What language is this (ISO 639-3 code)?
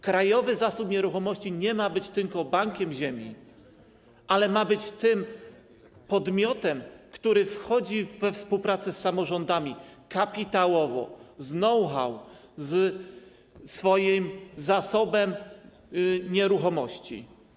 pol